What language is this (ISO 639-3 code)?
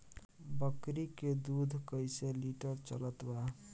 bho